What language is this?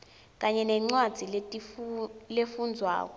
Swati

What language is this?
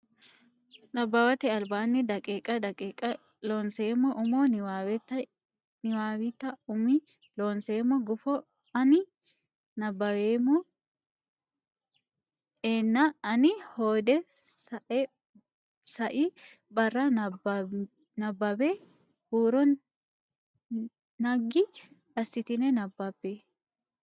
Sidamo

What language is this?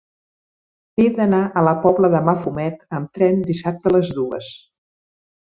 Catalan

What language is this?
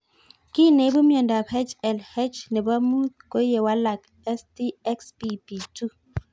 Kalenjin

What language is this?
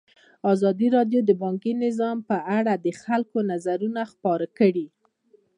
Pashto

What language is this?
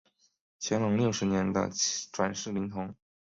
Chinese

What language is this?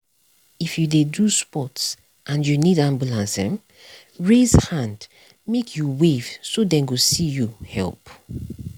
Nigerian Pidgin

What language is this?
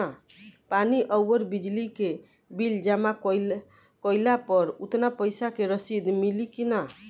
Bhojpuri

